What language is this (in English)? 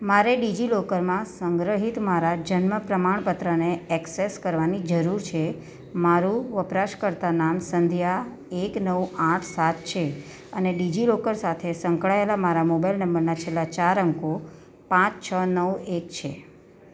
Gujarati